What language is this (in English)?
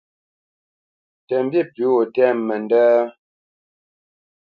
Bamenyam